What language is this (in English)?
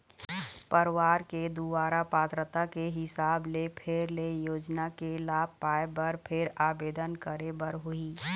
Chhattisgarhi